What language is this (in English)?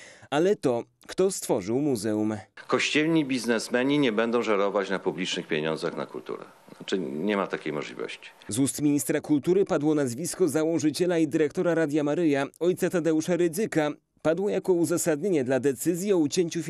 Polish